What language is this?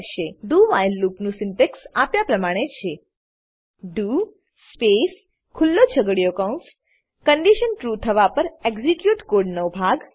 Gujarati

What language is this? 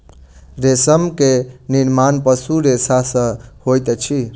Maithili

